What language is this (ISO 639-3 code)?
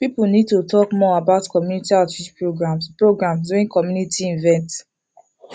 pcm